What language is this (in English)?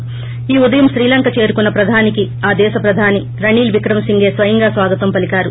Telugu